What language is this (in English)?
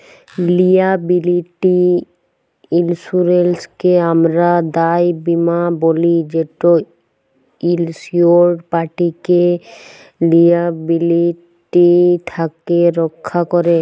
Bangla